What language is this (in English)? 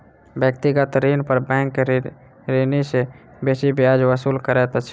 Maithili